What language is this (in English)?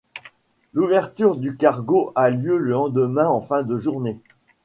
French